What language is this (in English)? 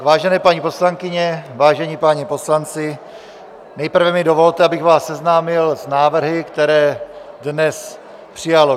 Czech